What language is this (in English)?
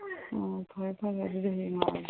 Manipuri